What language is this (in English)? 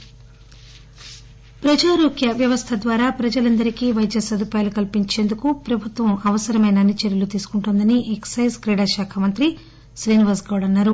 Telugu